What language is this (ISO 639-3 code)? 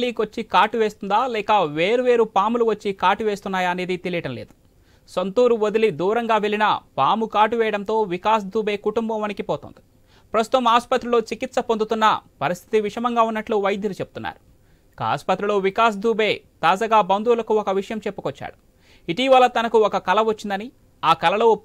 tel